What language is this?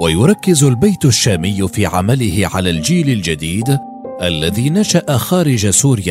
Arabic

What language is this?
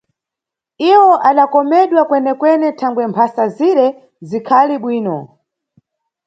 Nyungwe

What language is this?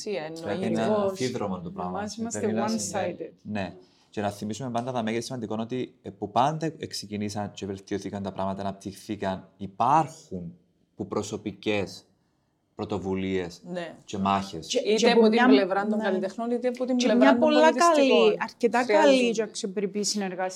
Greek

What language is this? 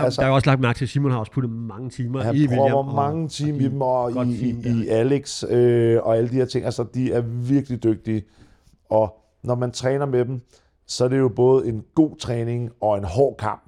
Danish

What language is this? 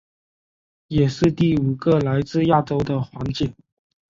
Chinese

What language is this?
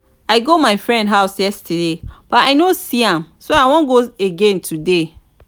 Nigerian Pidgin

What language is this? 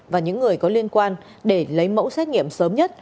Vietnamese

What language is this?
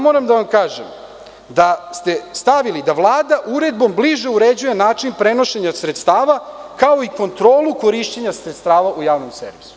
Serbian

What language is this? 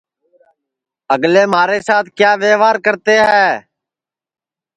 Sansi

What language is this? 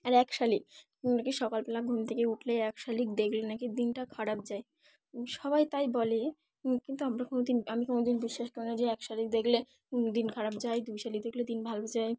Bangla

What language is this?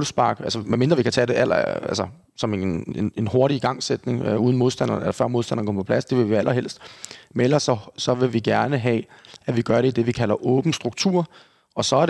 Danish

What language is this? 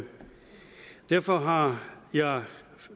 Danish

